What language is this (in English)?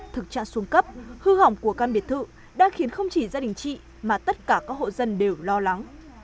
Vietnamese